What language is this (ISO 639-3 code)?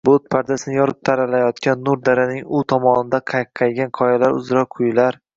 uzb